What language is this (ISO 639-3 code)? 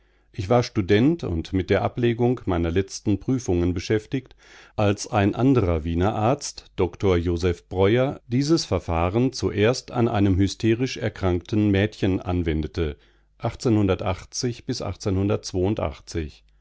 deu